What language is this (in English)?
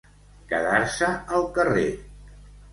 Catalan